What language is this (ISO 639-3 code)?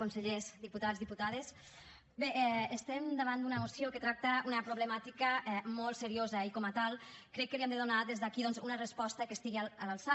cat